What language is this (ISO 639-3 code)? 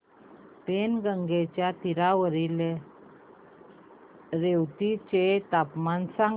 mar